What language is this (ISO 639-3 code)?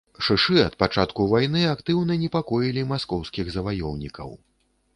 bel